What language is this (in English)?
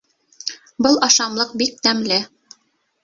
Bashkir